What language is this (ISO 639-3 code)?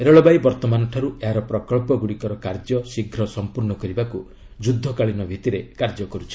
ori